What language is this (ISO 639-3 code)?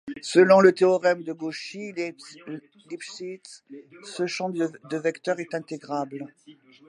fra